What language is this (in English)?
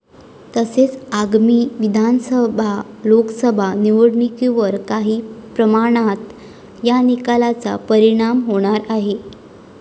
Marathi